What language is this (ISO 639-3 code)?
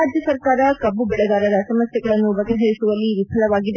kan